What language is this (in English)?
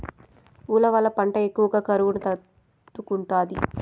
Telugu